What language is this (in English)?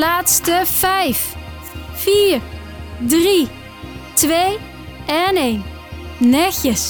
Dutch